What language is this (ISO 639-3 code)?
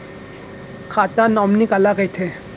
hne